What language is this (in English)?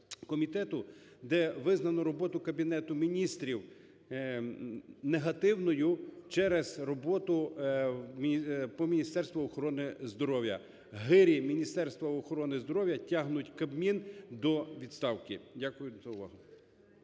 Ukrainian